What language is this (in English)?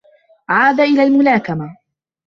Arabic